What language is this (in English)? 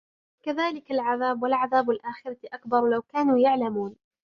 Arabic